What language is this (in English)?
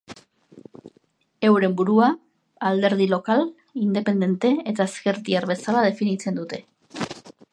Basque